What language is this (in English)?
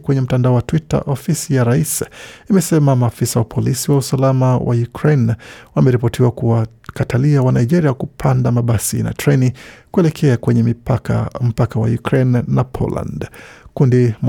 Swahili